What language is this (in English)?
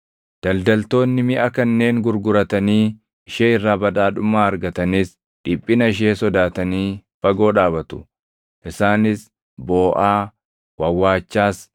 Oromo